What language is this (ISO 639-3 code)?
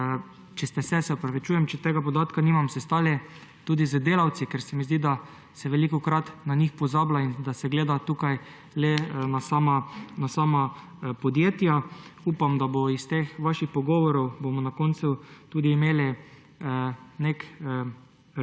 slv